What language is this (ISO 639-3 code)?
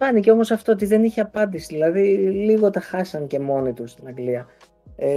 ell